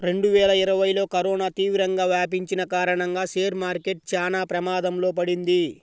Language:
Telugu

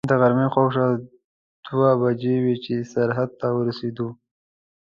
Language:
Pashto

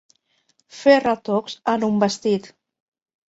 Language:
Catalan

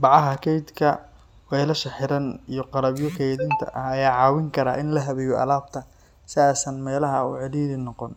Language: Somali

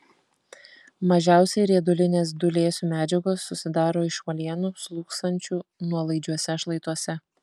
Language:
Lithuanian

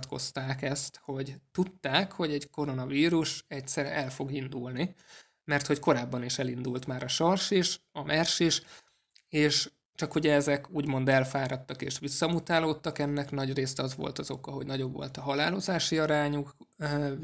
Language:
Hungarian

